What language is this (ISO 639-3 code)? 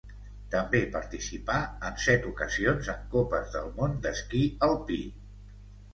cat